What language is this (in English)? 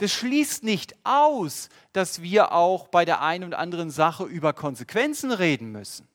German